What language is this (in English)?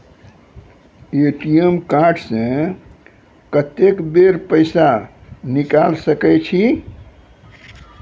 Maithili